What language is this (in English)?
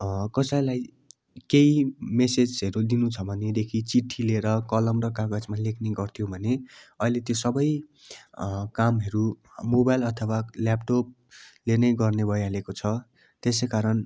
Nepali